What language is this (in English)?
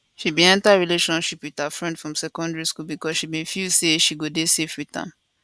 Nigerian Pidgin